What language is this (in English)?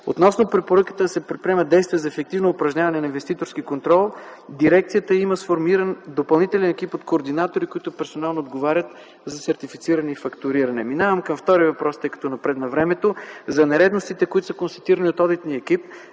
Bulgarian